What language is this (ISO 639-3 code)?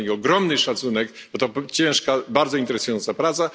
pol